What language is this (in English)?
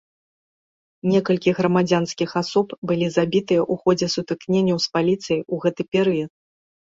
Belarusian